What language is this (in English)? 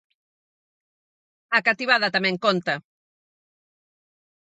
Galician